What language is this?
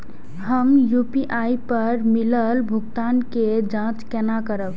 Maithili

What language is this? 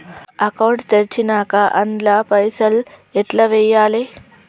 Telugu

